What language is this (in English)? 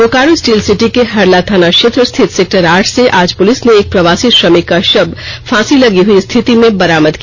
Hindi